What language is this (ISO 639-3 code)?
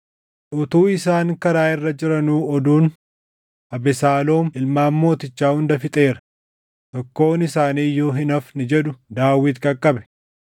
orm